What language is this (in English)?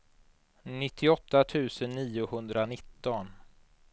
Swedish